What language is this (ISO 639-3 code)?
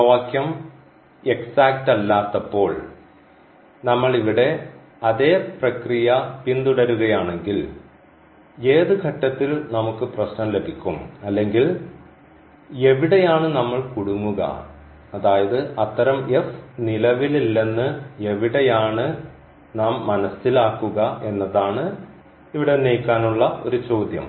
mal